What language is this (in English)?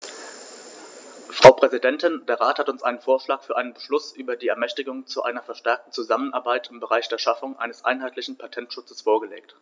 German